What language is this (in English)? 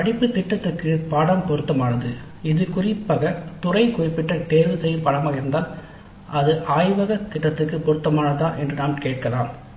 Tamil